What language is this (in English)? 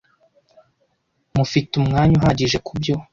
Kinyarwanda